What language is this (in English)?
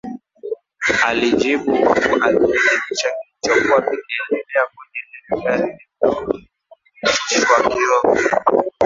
Swahili